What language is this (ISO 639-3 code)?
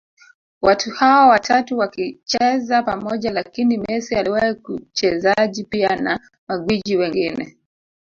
swa